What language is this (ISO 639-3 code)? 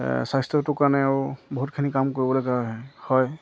asm